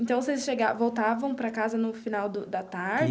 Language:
Portuguese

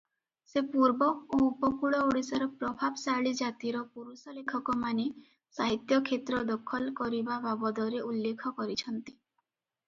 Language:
Odia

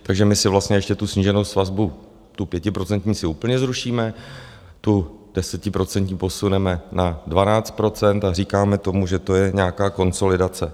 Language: Czech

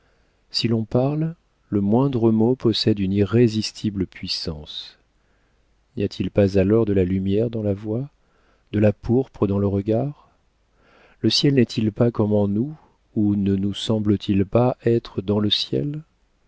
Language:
French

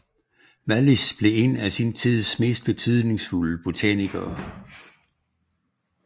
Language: Danish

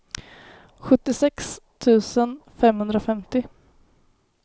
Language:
Swedish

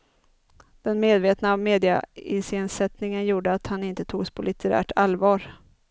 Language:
Swedish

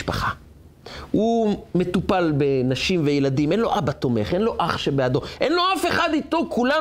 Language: Hebrew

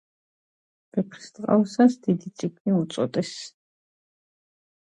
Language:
Georgian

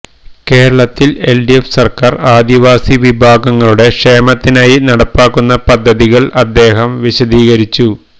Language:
Malayalam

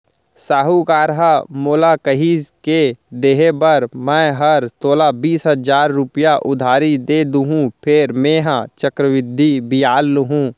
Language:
Chhattisgarhi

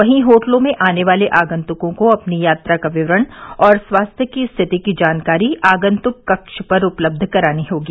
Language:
Hindi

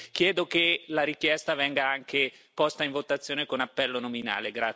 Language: Italian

